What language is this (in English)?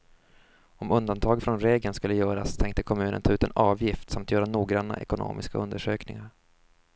Swedish